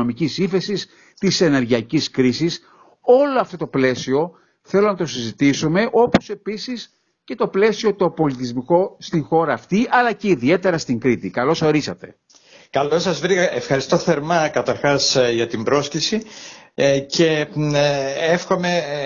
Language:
Greek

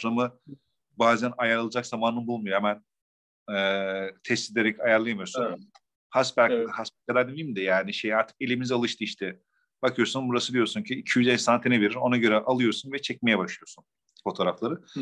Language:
Turkish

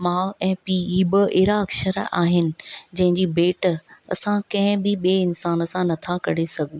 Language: Sindhi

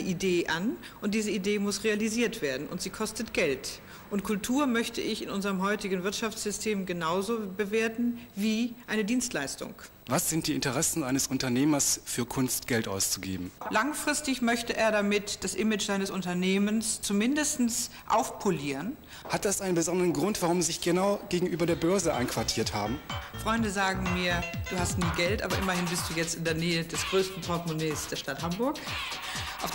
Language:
German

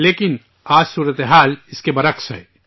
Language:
Urdu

